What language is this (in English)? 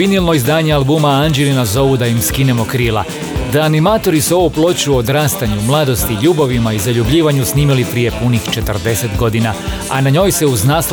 Croatian